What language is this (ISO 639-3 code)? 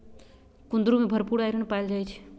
mag